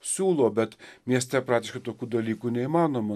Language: Lithuanian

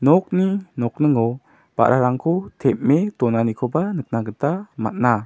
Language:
Garo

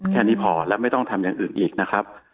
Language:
Thai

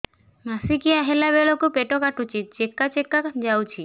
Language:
Odia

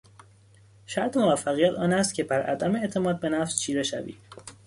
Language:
Persian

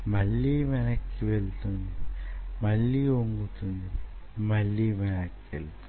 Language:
Telugu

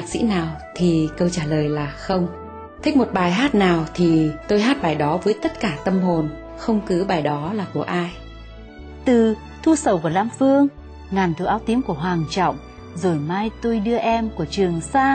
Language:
Vietnamese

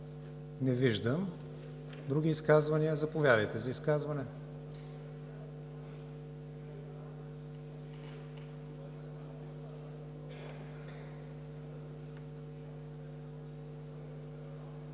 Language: Bulgarian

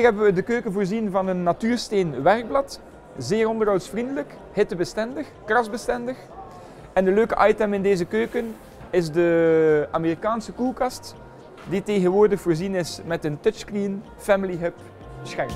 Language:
Dutch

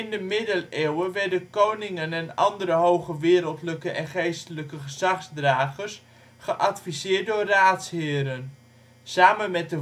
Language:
Dutch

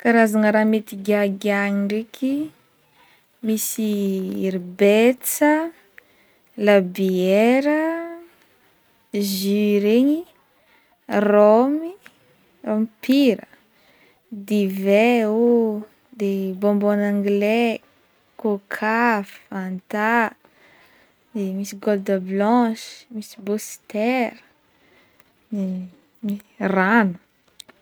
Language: Northern Betsimisaraka Malagasy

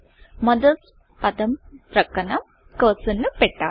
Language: Telugu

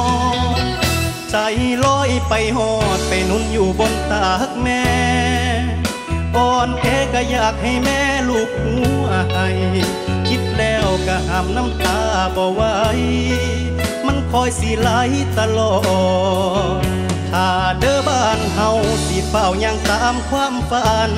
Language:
Thai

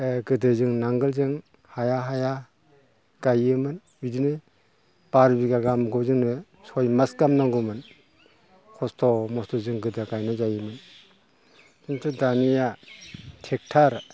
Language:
Bodo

